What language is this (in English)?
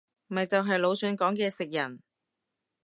Cantonese